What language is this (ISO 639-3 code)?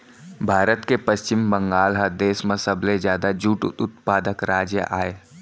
hne